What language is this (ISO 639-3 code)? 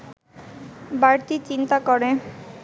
ben